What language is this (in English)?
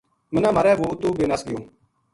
Gujari